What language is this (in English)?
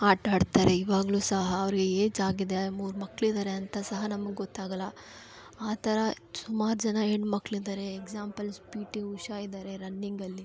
Kannada